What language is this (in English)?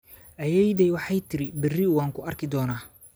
Somali